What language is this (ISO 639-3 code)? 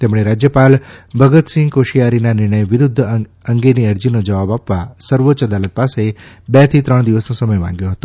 guj